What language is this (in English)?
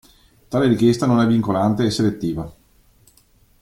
Italian